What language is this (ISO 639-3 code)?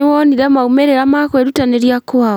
kik